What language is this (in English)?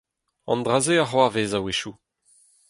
Breton